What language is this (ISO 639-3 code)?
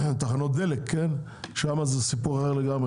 heb